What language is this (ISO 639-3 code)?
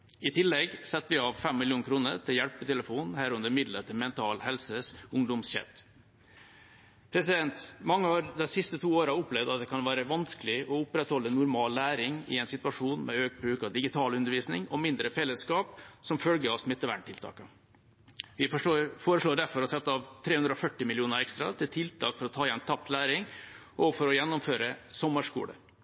nob